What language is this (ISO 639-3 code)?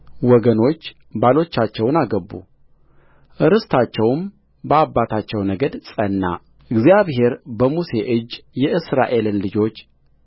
amh